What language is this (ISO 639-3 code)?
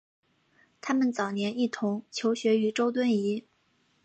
zho